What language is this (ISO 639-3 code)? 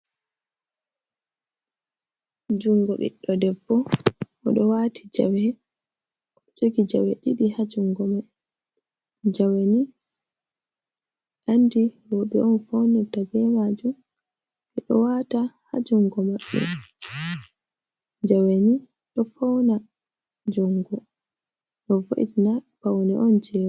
ful